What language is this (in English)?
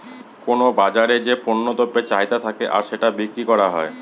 Bangla